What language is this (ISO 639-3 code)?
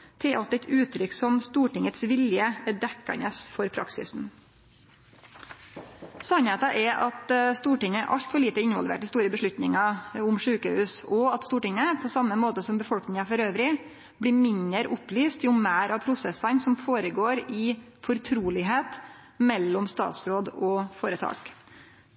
nno